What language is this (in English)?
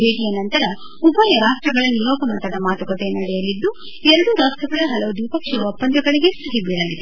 Kannada